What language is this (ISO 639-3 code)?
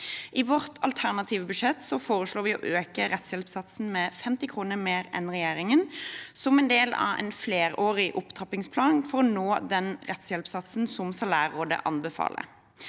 nor